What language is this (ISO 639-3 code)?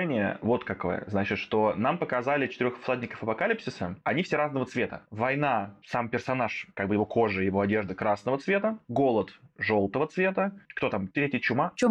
rus